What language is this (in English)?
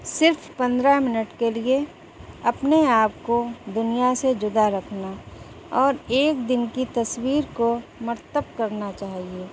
Urdu